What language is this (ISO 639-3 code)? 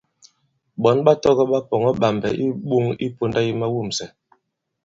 abb